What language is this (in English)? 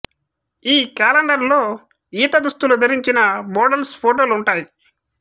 Telugu